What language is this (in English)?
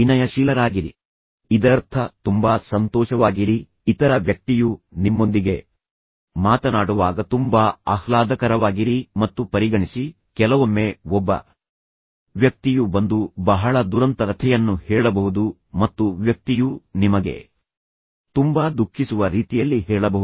Kannada